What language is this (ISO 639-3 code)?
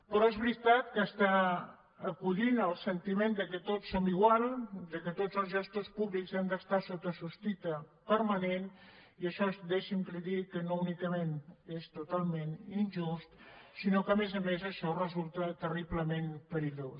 cat